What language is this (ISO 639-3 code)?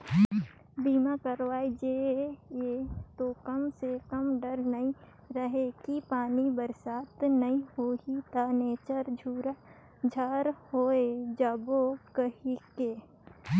hne